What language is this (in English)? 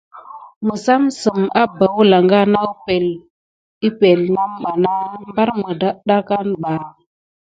Gidar